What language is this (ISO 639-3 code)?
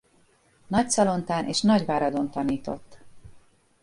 hun